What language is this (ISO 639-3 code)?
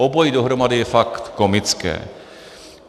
ces